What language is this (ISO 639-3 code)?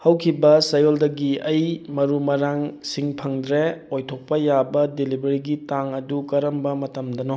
mni